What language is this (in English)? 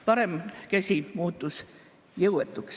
Estonian